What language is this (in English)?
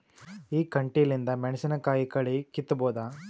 Kannada